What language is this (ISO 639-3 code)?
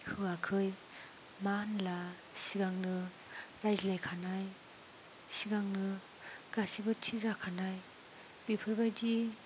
brx